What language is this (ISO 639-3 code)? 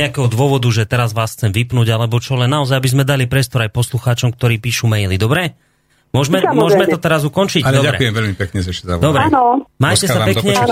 slk